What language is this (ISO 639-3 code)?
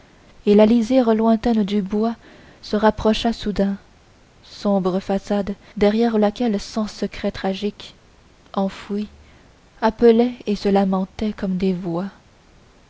fra